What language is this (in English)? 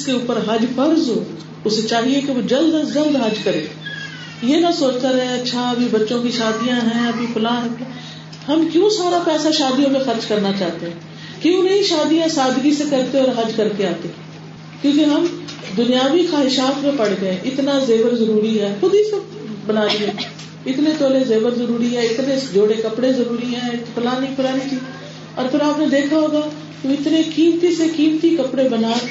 Urdu